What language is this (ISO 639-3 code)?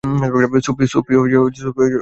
ben